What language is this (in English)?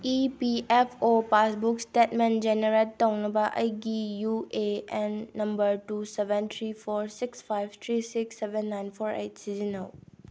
Manipuri